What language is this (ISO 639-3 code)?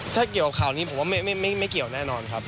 tha